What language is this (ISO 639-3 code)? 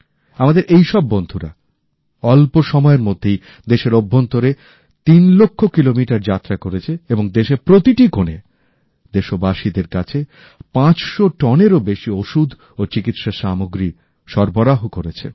ben